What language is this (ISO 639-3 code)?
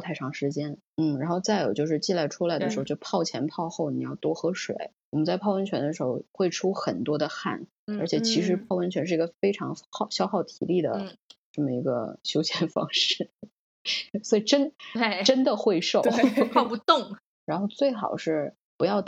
zho